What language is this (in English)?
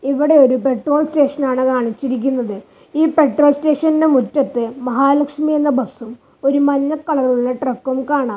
Malayalam